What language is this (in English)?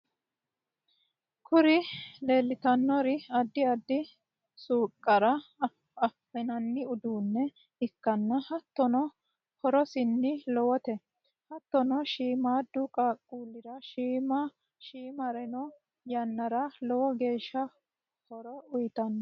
Sidamo